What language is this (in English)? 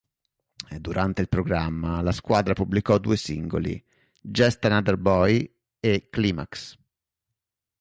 Italian